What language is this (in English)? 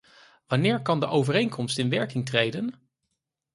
Dutch